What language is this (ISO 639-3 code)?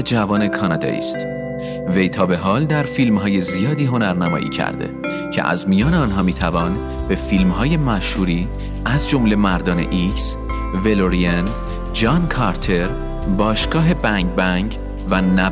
fas